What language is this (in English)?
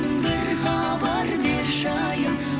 Kazakh